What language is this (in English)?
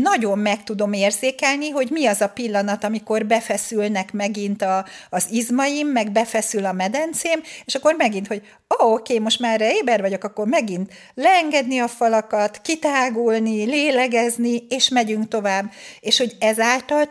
Hungarian